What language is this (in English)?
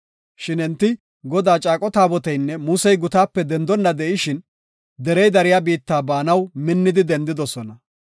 Gofa